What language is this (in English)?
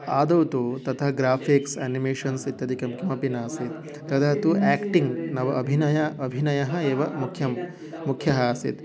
Sanskrit